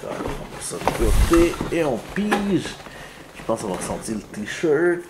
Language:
French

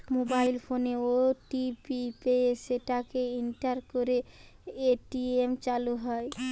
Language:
Bangla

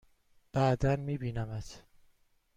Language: Persian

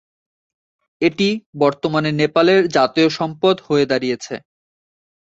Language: Bangla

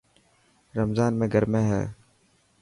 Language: Dhatki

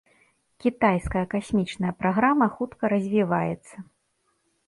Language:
Belarusian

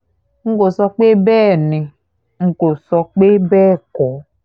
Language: Yoruba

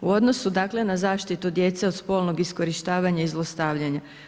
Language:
Croatian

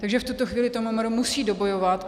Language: Czech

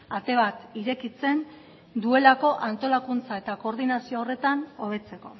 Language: Basque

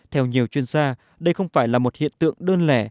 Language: Vietnamese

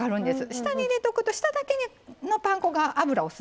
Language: Japanese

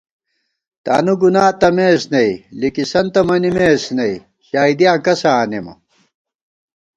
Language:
Gawar-Bati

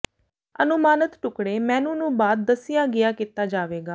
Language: Punjabi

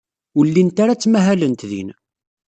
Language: Kabyle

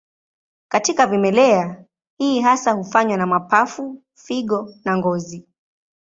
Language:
Swahili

